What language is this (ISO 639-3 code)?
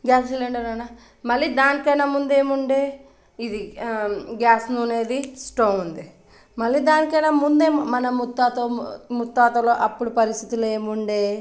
tel